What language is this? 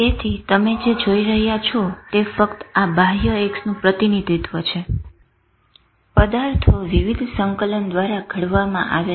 Gujarati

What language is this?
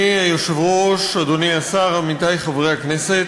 Hebrew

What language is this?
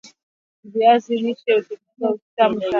Swahili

